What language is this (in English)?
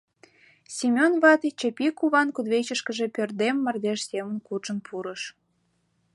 Mari